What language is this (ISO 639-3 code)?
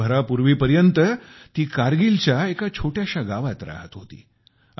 mar